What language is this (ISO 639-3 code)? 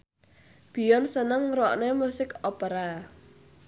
jav